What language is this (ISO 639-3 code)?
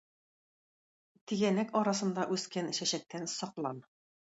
tat